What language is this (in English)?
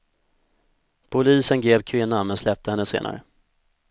Swedish